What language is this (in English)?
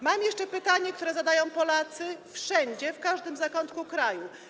Polish